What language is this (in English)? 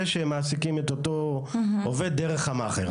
Hebrew